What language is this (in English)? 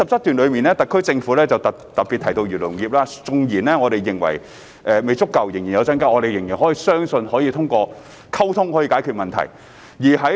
Cantonese